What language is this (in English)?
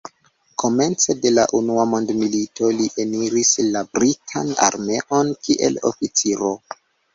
Esperanto